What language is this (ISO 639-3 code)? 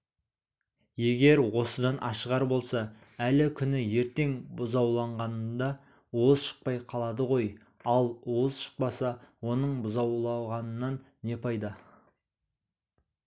kaz